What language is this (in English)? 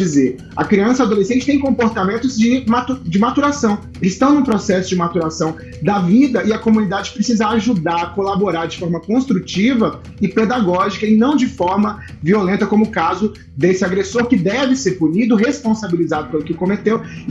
Portuguese